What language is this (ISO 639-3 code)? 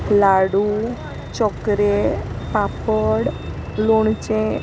kok